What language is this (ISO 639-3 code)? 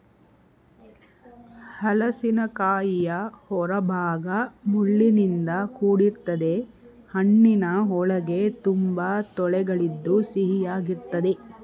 kan